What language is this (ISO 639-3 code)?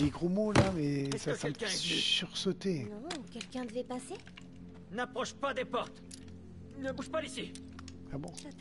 fra